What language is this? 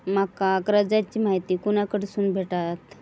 Marathi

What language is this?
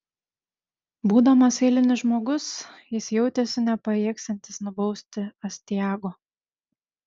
Lithuanian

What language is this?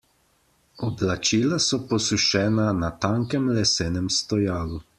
Slovenian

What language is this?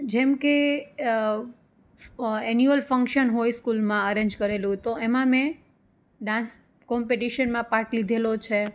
Gujarati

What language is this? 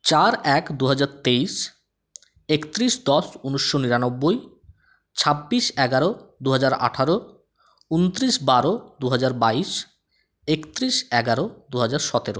Bangla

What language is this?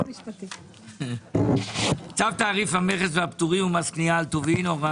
Hebrew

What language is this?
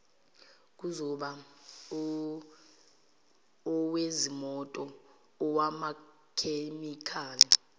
Zulu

